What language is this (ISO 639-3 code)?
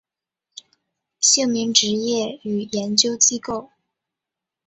zho